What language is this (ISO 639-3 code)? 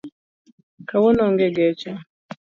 luo